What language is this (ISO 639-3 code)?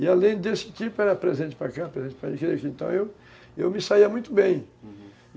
por